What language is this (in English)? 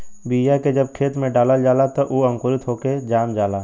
Bhojpuri